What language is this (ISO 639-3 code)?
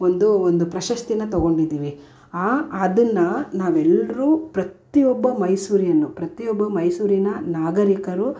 kan